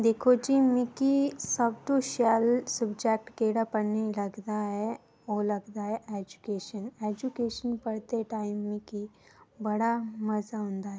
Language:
Dogri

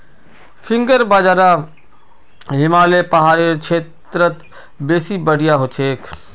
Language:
Magahi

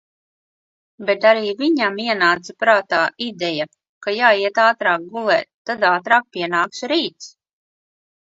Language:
Latvian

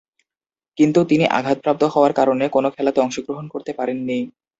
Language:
Bangla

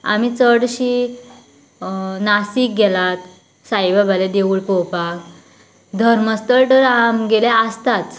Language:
Konkani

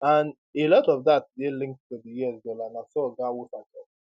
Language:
Nigerian Pidgin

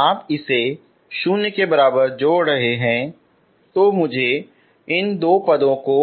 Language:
Hindi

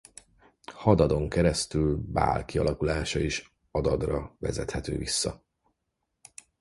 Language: Hungarian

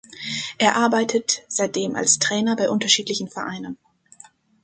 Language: German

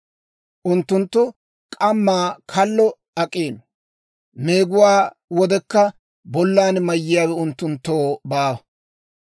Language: Dawro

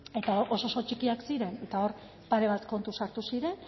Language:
Basque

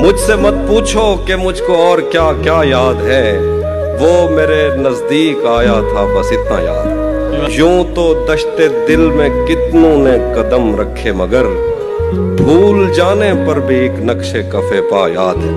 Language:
Urdu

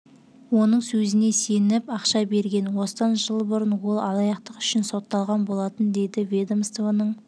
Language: Kazakh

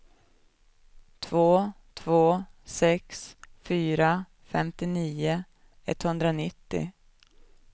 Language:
Swedish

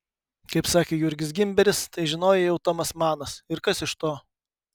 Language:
Lithuanian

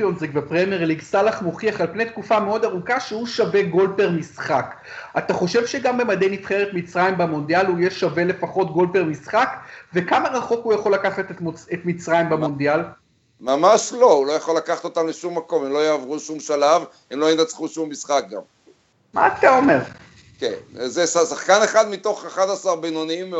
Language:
Hebrew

